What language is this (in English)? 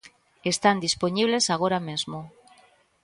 Galician